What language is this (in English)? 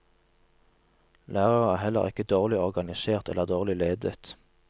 Norwegian